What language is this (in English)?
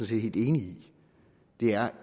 Danish